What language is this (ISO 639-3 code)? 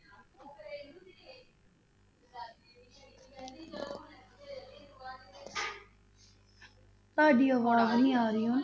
pan